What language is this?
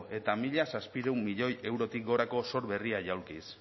Basque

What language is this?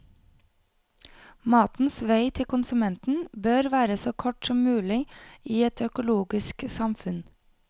Norwegian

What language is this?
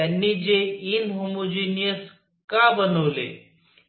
Marathi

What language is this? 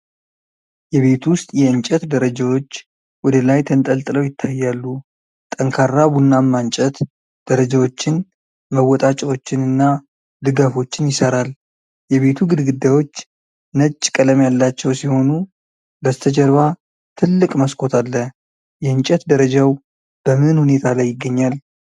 Amharic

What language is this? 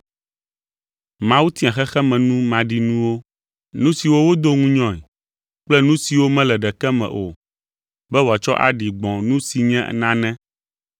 Ewe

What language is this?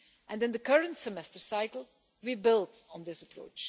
English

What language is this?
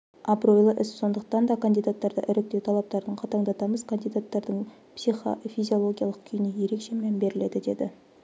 Kazakh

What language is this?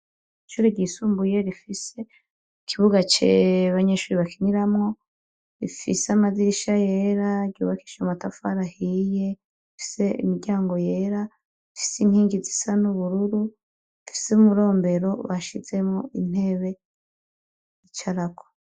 Rundi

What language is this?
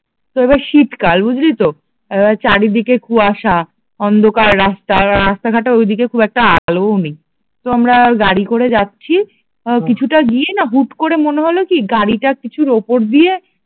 Bangla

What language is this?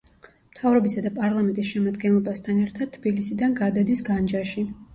Georgian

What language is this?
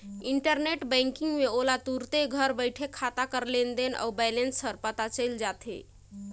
Chhattisgarhi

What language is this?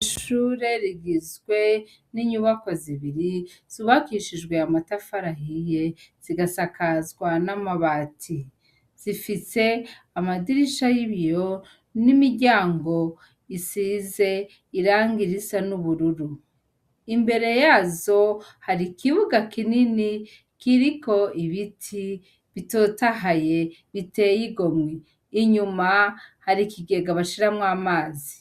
Rundi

